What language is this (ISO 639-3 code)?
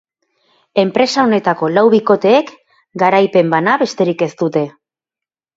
eus